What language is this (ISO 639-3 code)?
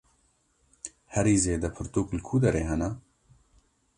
kur